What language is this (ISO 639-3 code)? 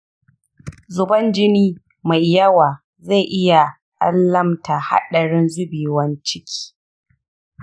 hau